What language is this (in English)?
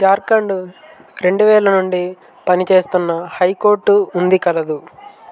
Telugu